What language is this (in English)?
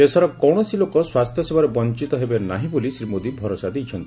Odia